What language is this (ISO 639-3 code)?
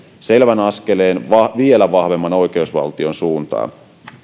fin